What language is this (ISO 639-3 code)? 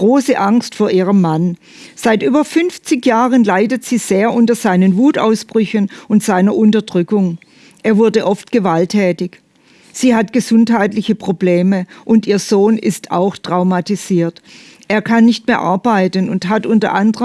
deu